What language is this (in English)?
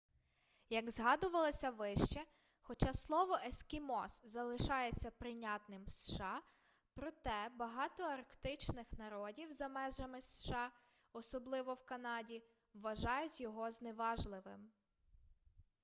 Ukrainian